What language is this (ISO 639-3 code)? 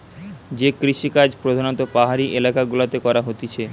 ben